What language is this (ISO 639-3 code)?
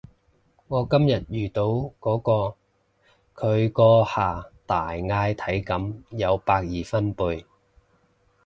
yue